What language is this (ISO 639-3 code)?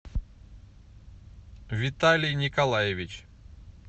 rus